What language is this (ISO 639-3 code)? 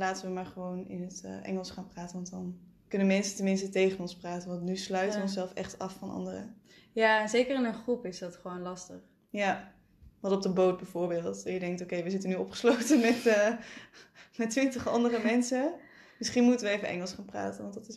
nld